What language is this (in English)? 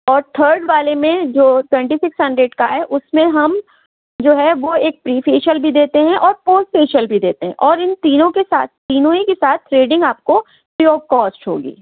Urdu